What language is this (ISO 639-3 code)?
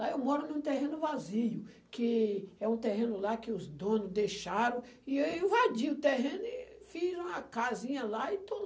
por